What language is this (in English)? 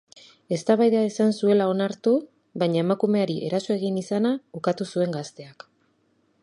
Basque